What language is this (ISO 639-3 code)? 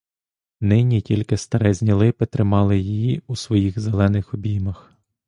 ukr